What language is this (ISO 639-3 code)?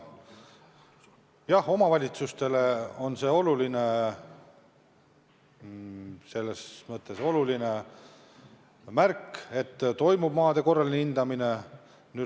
est